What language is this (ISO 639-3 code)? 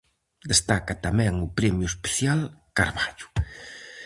glg